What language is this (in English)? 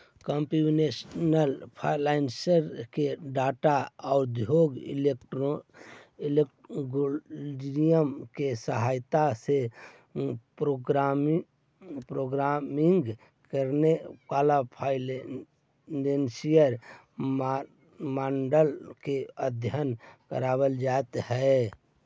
Magahi